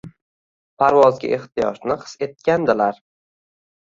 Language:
Uzbek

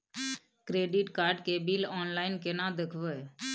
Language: Maithili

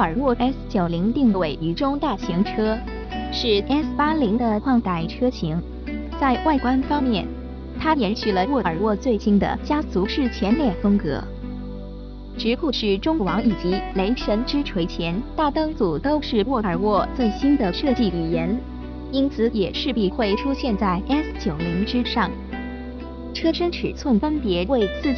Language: Chinese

